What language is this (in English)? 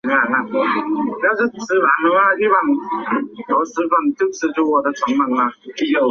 Chinese